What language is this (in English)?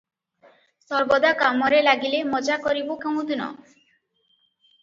Odia